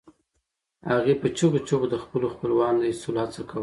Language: Pashto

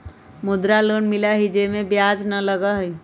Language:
Magahi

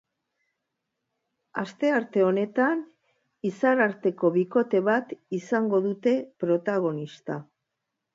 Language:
Basque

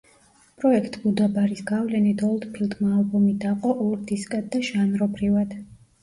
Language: Georgian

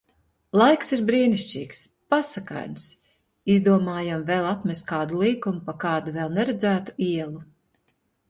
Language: Latvian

